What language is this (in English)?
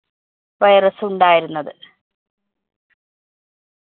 Malayalam